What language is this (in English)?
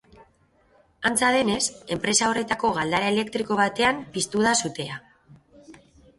Basque